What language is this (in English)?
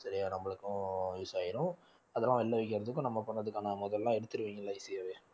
Tamil